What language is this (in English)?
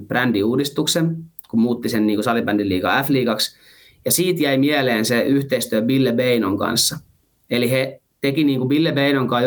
Finnish